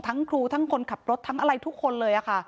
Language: Thai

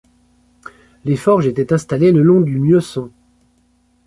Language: French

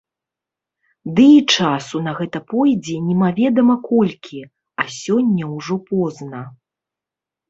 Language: Belarusian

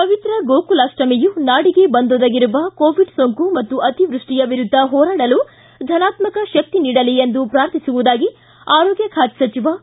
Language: Kannada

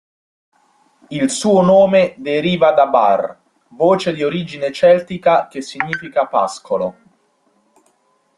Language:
Italian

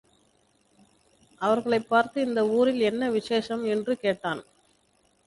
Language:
Tamil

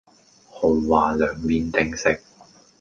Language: Cantonese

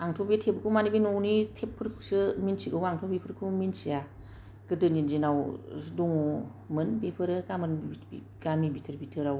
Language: Bodo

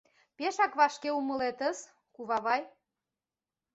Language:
Mari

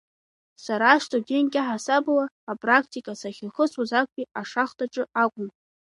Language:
Abkhazian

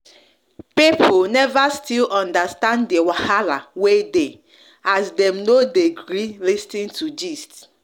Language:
Nigerian Pidgin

